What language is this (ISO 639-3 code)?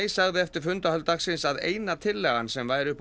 isl